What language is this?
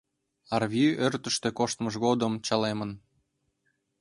Mari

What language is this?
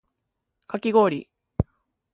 Japanese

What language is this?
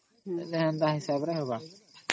Odia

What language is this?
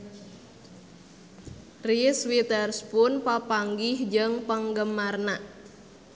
Sundanese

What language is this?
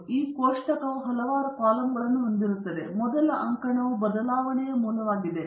Kannada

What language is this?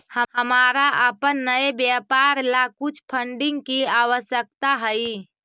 Magahi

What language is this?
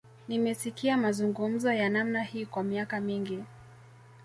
Swahili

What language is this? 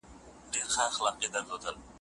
Pashto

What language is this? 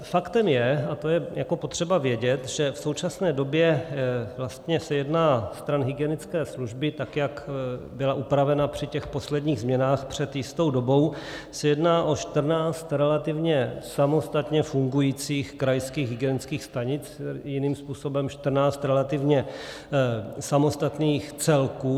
Czech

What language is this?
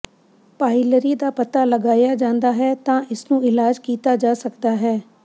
Punjabi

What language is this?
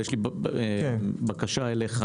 Hebrew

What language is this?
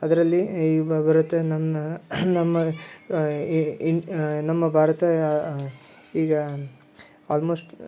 Kannada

